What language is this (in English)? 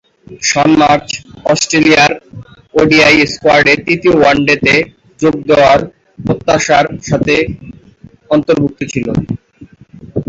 Bangla